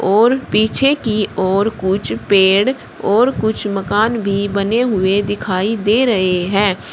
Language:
Hindi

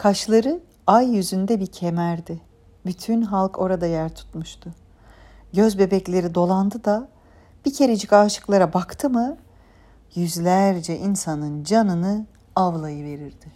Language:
Turkish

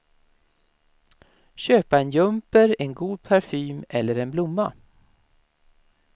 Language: Swedish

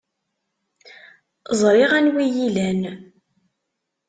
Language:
Kabyle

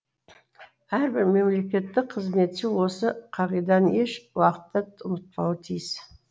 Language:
Kazakh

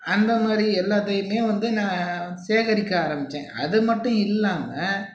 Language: Tamil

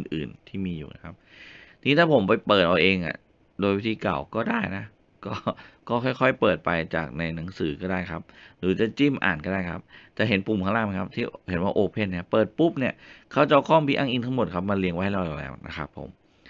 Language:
Thai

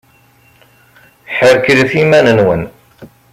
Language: Kabyle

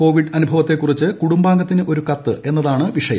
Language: Malayalam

